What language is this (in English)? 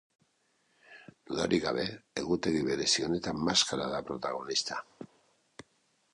Basque